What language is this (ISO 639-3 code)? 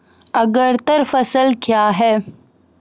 mai